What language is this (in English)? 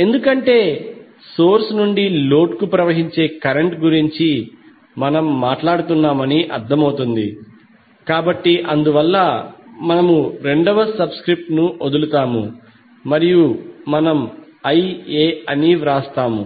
Telugu